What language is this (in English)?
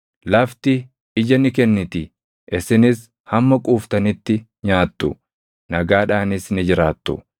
Oromo